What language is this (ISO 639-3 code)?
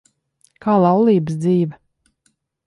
lav